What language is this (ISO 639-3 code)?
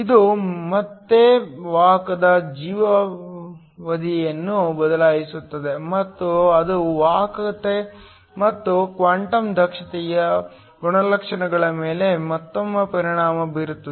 kan